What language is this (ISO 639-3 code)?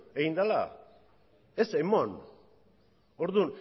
eus